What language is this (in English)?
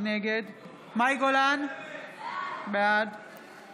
Hebrew